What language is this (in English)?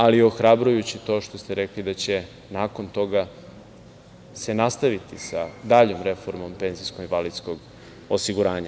Serbian